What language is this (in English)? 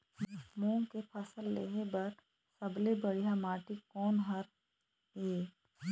Chhattisgarhi